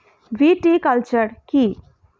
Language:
Bangla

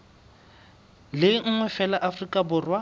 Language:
Southern Sotho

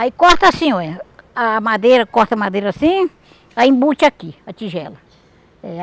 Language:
Portuguese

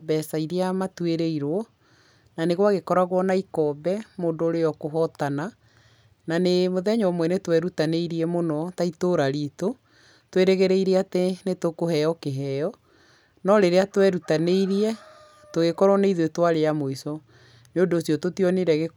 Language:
Kikuyu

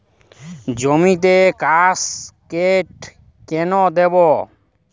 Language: Bangla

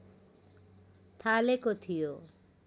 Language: Nepali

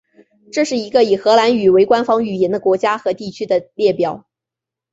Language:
Chinese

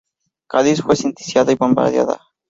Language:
Spanish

